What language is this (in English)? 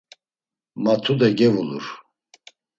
Laz